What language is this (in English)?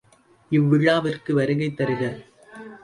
Tamil